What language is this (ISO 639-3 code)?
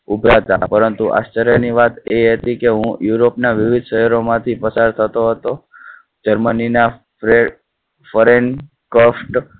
guj